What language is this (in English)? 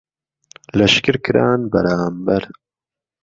Central Kurdish